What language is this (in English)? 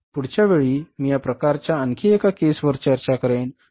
Marathi